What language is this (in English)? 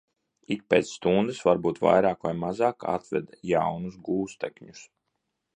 Latvian